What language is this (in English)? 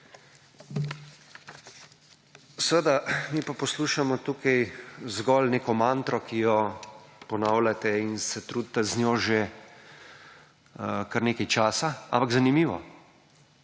Slovenian